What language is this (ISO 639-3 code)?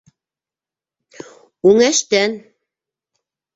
bak